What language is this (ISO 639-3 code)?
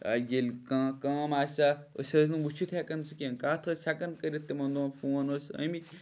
kas